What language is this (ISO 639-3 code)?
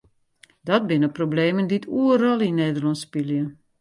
fry